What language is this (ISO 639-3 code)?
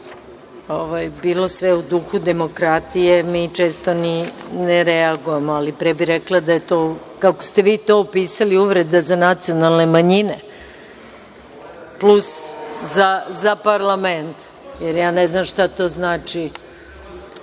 srp